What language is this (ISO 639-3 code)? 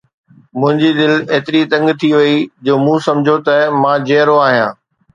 snd